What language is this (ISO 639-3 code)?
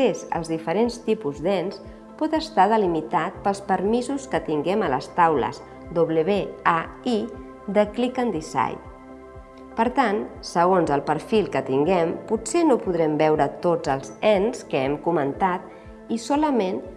cat